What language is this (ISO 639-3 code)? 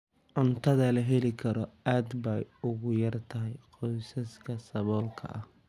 som